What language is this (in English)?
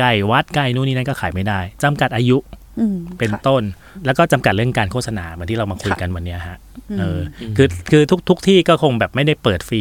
Thai